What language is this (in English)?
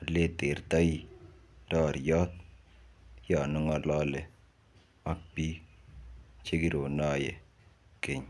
Kalenjin